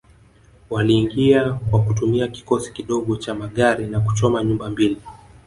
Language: Swahili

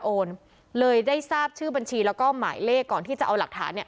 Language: Thai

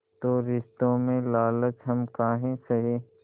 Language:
Hindi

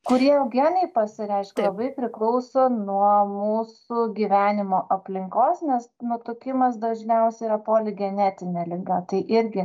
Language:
Lithuanian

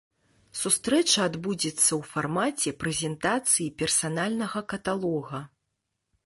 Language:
Belarusian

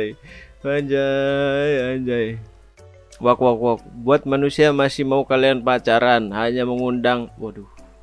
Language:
Indonesian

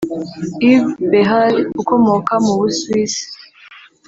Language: Kinyarwanda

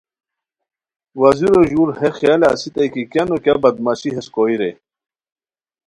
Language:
Khowar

